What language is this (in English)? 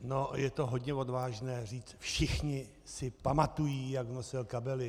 Czech